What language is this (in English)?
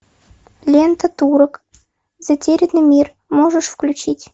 Russian